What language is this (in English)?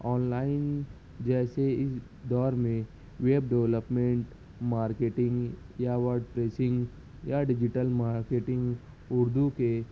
Urdu